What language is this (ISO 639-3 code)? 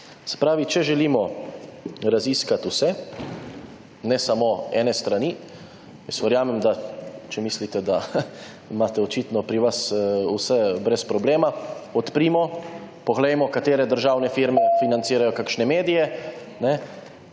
slv